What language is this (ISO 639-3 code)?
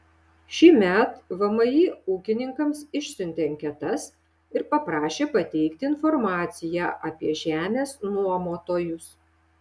lit